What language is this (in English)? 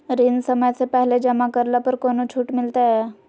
Magahi